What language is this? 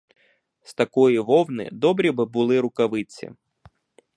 Ukrainian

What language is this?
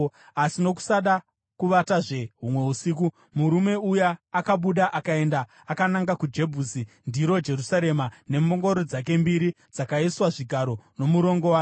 Shona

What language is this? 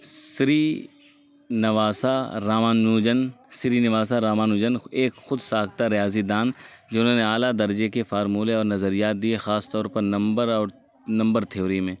Urdu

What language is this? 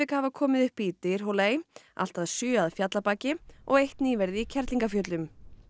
Icelandic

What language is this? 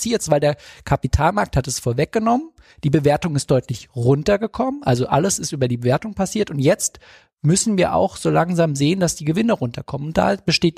German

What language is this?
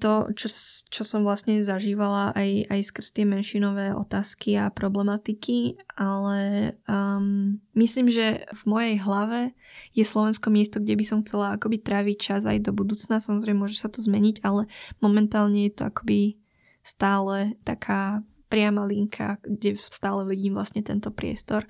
Slovak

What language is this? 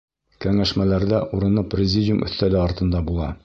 Bashkir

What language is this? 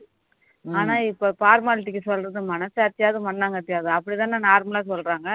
Tamil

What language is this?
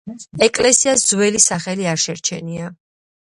Georgian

